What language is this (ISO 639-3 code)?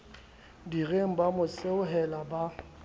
sot